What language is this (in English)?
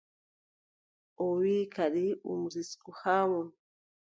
Adamawa Fulfulde